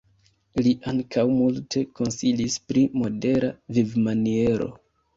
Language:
Esperanto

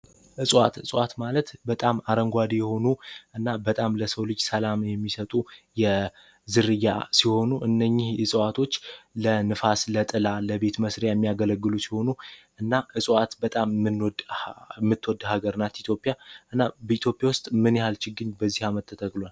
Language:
Amharic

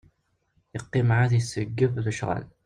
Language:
Kabyle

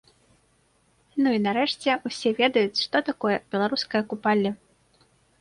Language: Belarusian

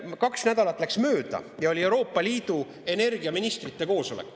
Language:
Estonian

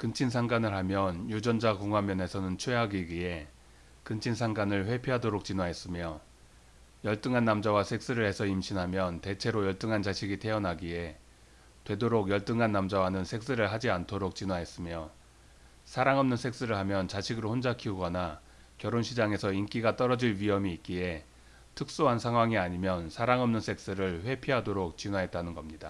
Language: Korean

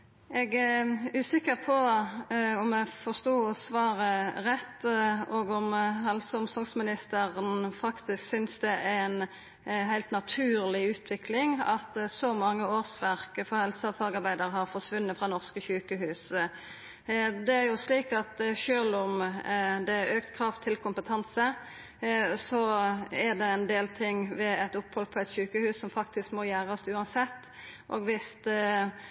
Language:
Norwegian Nynorsk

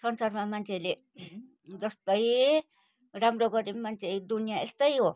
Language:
Nepali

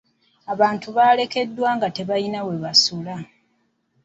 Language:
Ganda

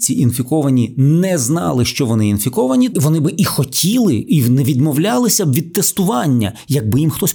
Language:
Ukrainian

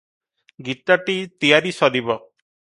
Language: Odia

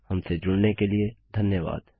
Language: Hindi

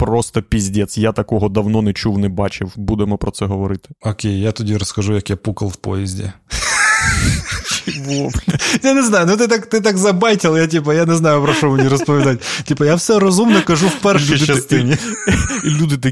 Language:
Ukrainian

